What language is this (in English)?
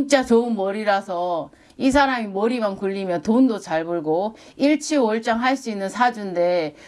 Korean